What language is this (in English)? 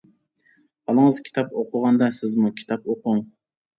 Uyghur